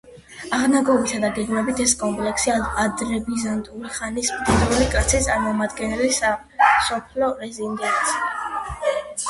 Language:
Georgian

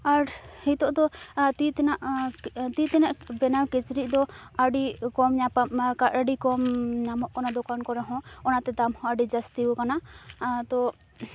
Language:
Santali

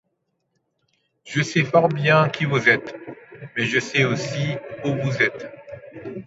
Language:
French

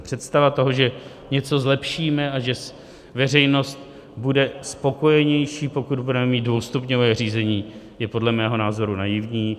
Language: Czech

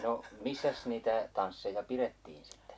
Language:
Finnish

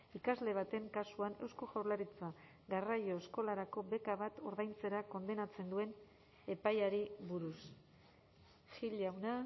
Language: Basque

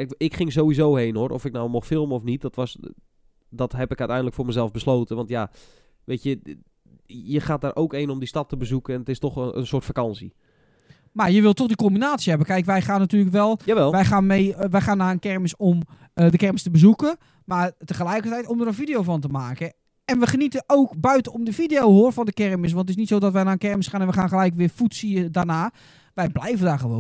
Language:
Dutch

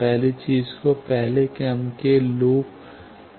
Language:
Hindi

